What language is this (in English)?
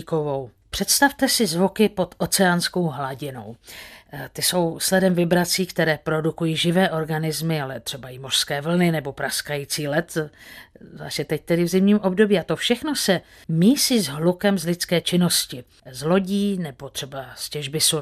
Czech